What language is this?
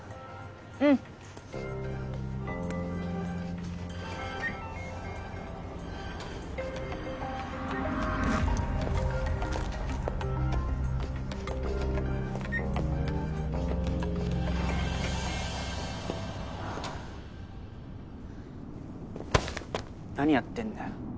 Japanese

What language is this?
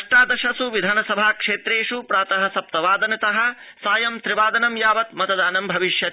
Sanskrit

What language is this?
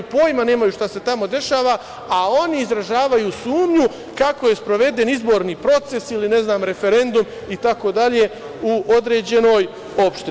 Serbian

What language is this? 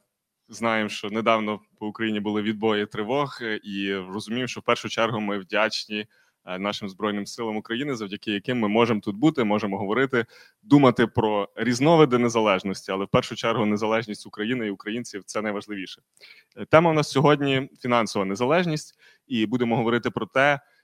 Ukrainian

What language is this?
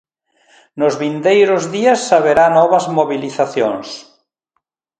Galician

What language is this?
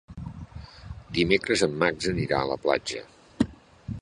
Catalan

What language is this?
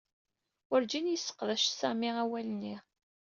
Kabyle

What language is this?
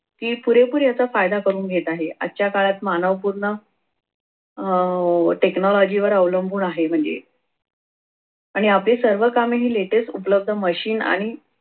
Marathi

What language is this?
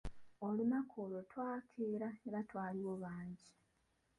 Ganda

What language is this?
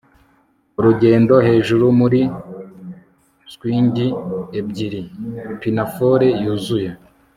Kinyarwanda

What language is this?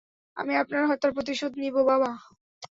Bangla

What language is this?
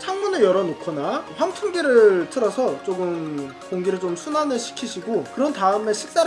Korean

